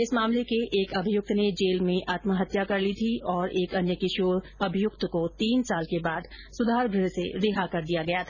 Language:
Hindi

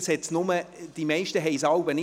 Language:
Swiss German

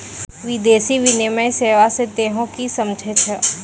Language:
Maithili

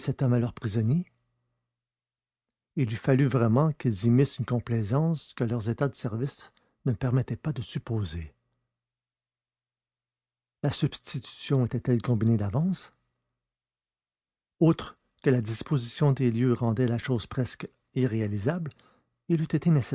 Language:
French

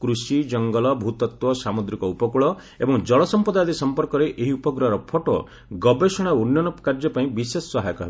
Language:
Odia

